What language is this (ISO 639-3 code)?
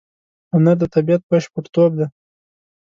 pus